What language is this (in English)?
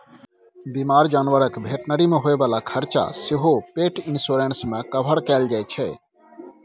Maithili